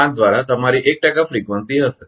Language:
Gujarati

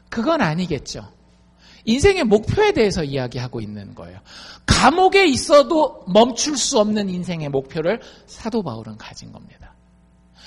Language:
Korean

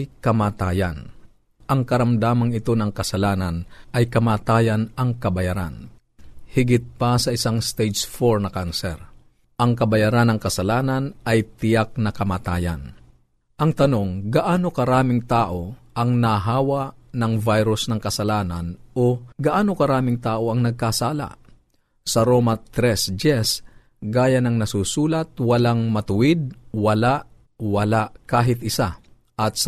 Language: Filipino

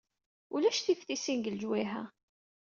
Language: Kabyle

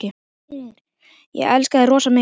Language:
Icelandic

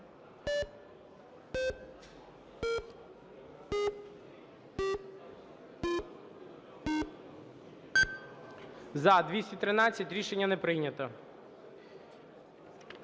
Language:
Ukrainian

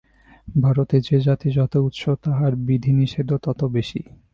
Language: Bangla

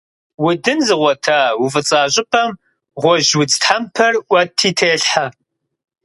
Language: Kabardian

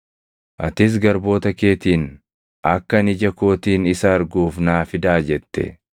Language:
Oromo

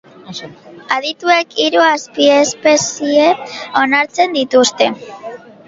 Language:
Basque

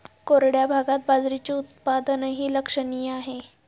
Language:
Marathi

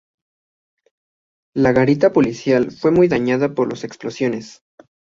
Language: Spanish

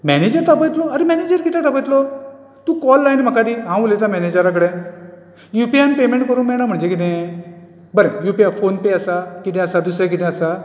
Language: Konkani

